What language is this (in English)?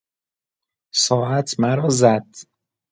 Persian